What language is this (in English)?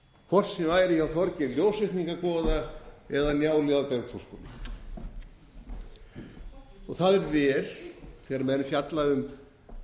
Icelandic